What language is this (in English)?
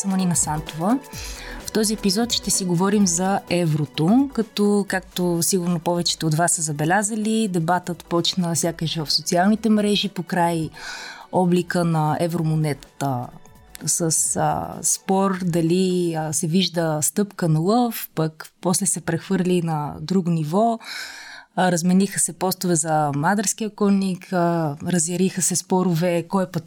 Bulgarian